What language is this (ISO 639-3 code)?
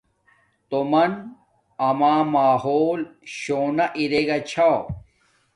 dmk